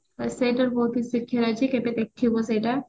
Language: Odia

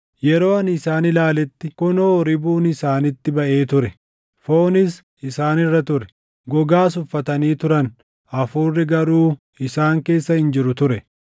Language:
Oromo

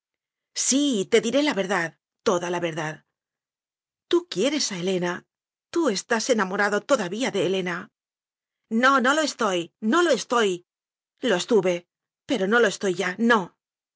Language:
Spanish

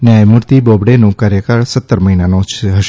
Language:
Gujarati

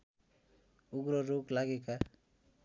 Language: Nepali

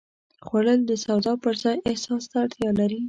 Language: Pashto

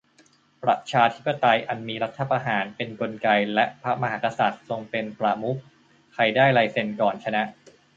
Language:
Thai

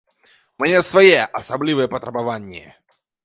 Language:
Belarusian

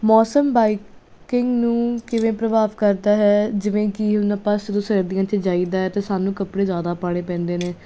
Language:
Punjabi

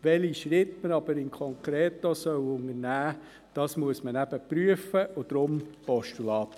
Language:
Swiss German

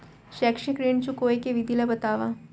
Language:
Chhattisgarhi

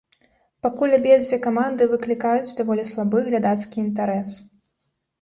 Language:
Belarusian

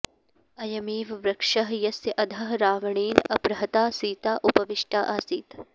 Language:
Sanskrit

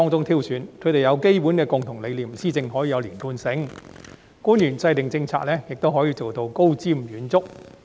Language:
Cantonese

